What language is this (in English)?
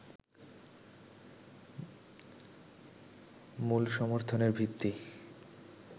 Bangla